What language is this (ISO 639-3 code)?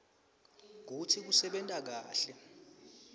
ssw